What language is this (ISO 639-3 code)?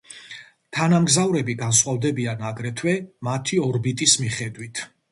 kat